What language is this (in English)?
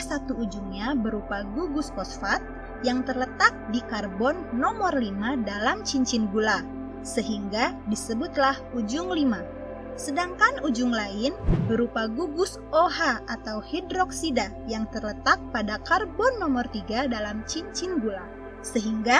Indonesian